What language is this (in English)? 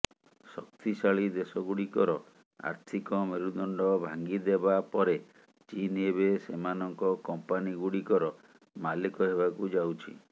Odia